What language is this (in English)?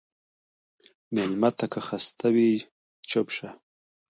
Pashto